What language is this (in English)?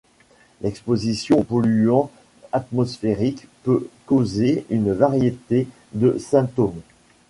French